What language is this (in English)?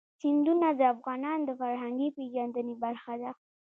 Pashto